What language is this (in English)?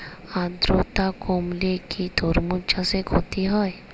Bangla